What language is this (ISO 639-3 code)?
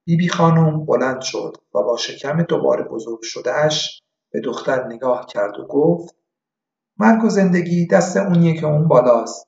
fas